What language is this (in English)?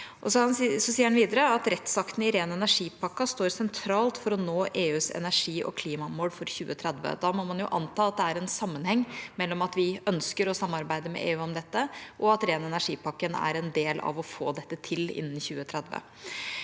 Norwegian